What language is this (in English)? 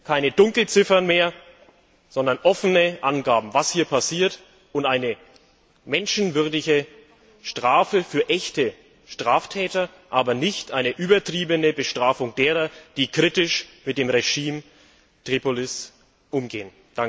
German